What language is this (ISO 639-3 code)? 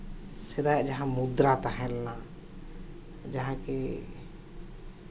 sat